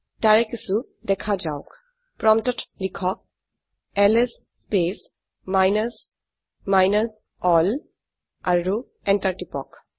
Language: Assamese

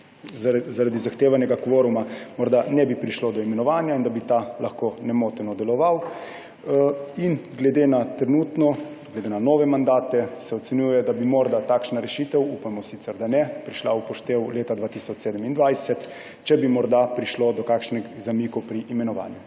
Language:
Slovenian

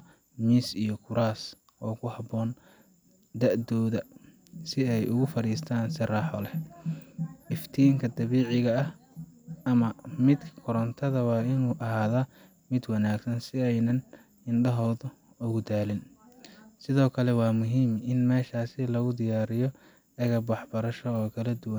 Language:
Somali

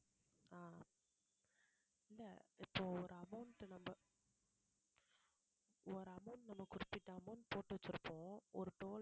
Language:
Tamil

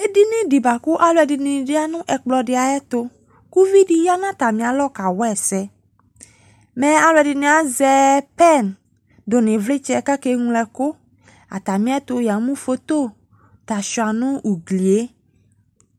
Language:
Ikposo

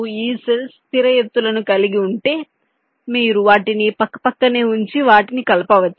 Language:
Telugu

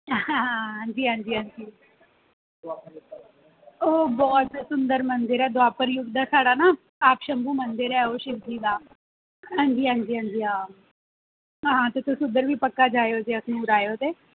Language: Dogri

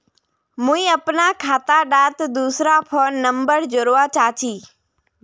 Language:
Magahi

